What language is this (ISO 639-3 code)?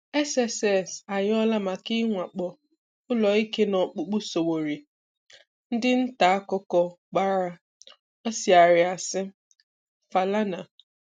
ibo